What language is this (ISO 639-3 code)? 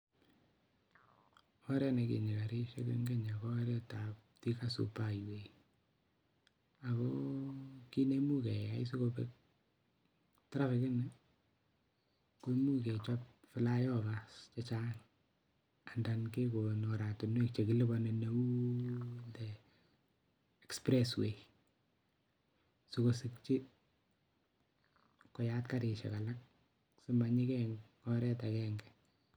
kln